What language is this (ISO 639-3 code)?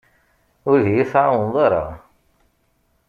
kab